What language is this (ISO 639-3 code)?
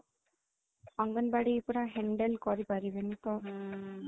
ori